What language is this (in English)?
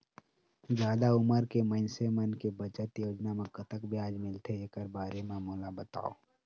Chhattisgarhi